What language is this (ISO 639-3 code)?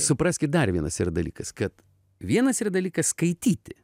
lit